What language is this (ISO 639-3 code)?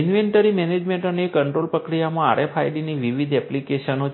guj